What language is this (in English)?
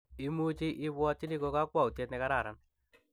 Kalenjin